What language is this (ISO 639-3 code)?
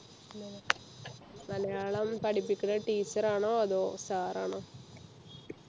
mal